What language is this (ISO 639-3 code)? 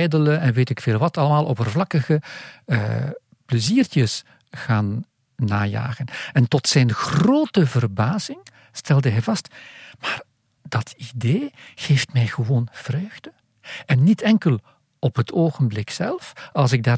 nld